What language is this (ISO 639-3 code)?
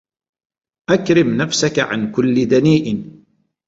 ara